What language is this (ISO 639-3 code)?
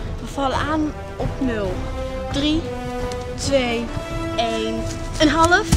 nld